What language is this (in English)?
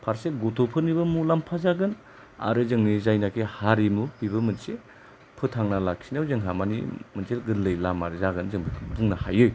Bodo